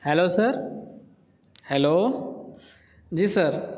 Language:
Urdu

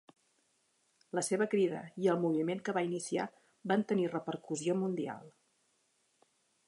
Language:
Catalan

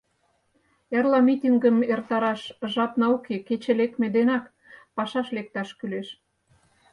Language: Mari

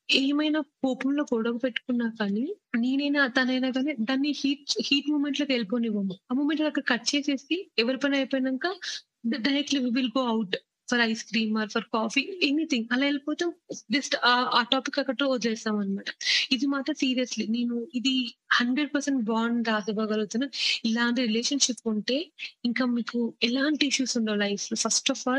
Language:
Telugu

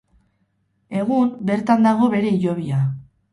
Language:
Basque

